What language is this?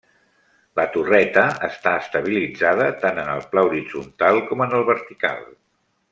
Catalan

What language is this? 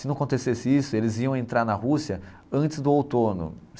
Portuguese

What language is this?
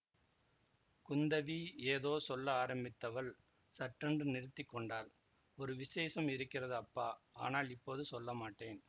Tamil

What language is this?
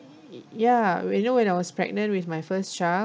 English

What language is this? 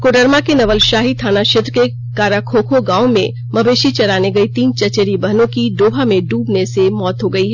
Hindi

